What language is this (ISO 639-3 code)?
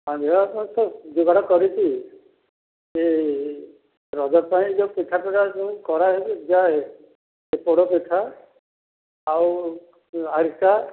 ori